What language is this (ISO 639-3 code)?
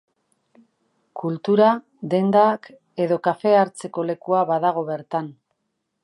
eus